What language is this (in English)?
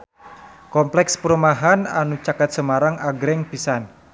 Sundanese